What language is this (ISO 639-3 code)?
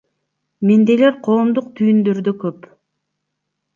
kir